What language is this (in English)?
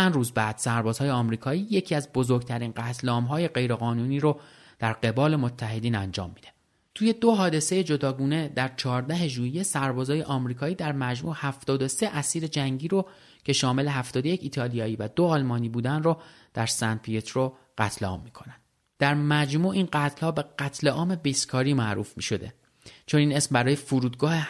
Persian